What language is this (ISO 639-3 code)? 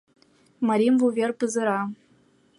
chm